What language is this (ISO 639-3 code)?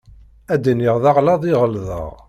kab